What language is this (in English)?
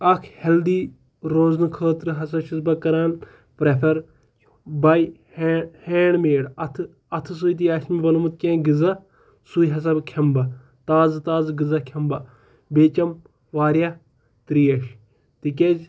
Kashmiri